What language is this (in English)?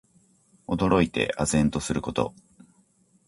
Japanese